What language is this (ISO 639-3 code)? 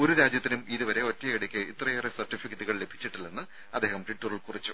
mal